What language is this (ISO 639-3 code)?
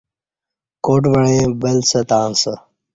bsh